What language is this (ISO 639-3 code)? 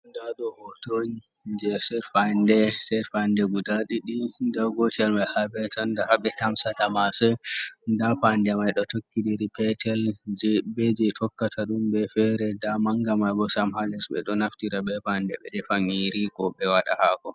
ful